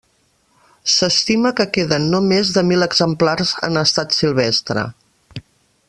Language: Catalan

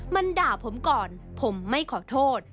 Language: Thai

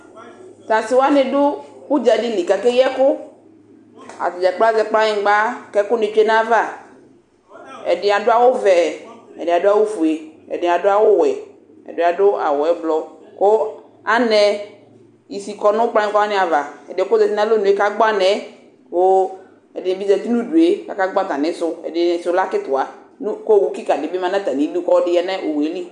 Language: Ikposo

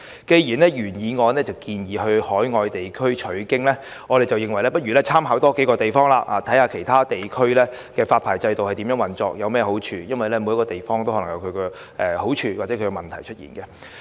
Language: Cantonese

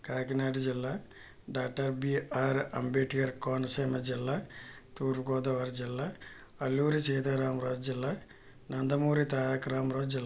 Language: Telugu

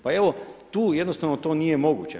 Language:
Croatian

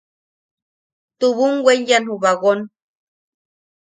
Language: Yaqui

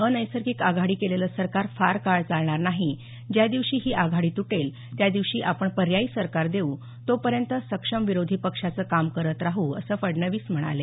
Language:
Marathi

